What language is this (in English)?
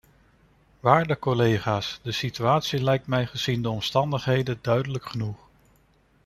Dutch